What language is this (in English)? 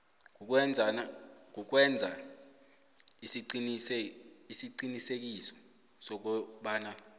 South Ndebele